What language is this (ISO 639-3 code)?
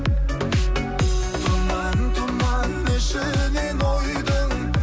kaz